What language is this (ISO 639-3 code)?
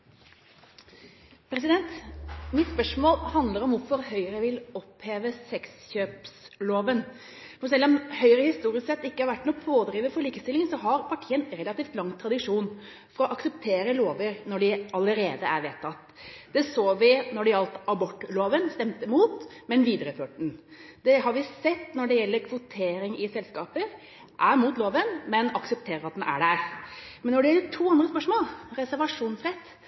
nob